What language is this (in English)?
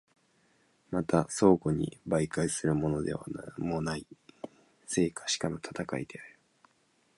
Japanese